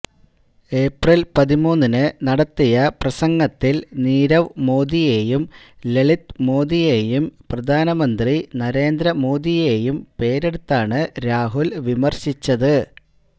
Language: Malayalam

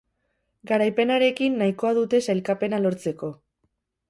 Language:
Basque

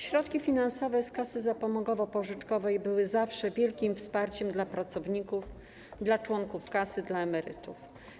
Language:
Polish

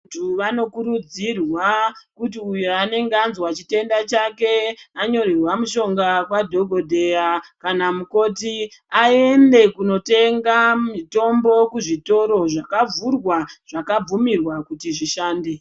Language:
Ndau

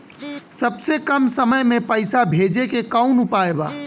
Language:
Bhojpuri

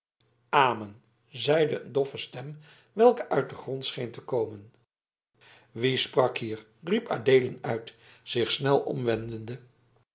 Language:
Dutch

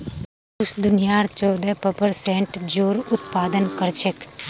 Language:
Magahi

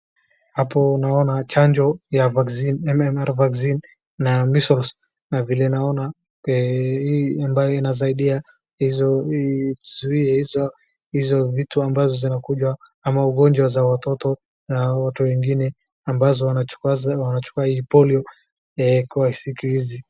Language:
Swahili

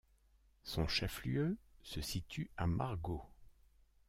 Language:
French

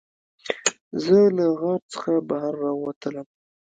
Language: Pashto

